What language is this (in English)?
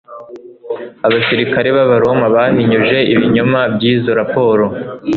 Kinyarwanda